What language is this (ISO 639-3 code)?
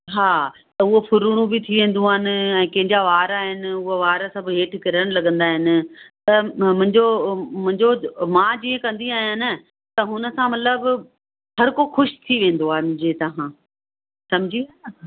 snd